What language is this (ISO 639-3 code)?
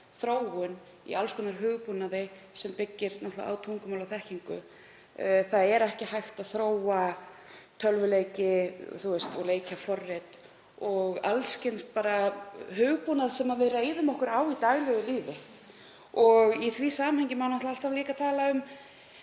isl